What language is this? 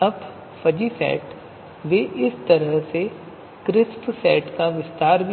Hindi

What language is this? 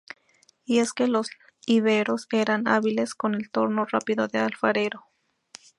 Spanish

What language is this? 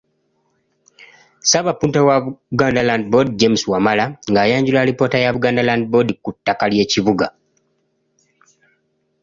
Ganda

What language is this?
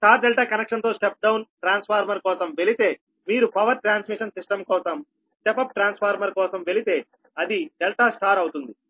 Telugu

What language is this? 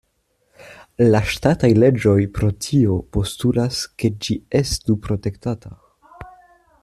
Esperanto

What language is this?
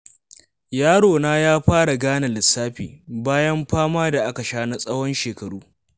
Hausa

